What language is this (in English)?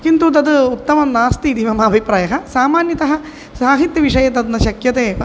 Sanskrit